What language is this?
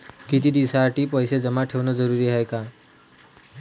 Marathi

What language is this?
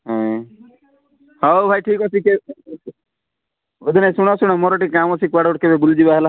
Odia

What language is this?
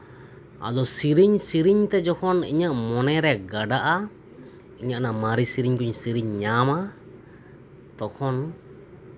Santali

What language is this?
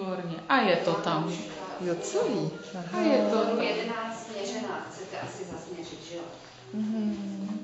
Czech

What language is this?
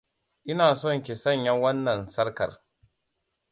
Hausa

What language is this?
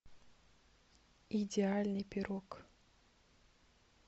Russian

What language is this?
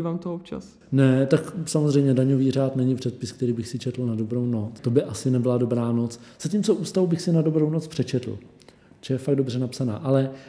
Czech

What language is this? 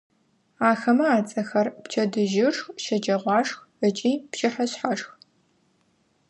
Adyghe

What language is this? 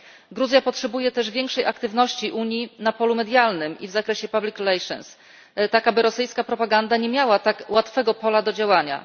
Polish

